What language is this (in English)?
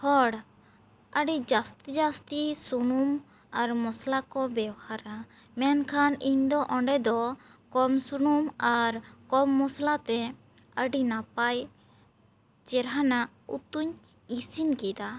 Santali